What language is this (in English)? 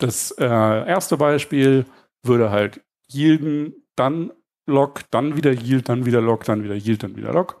German